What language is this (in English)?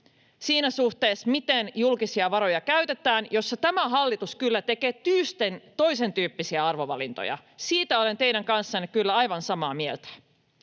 Finnish